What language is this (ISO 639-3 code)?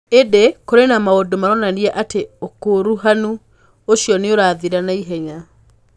kik